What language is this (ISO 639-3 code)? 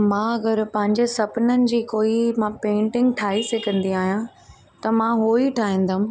snd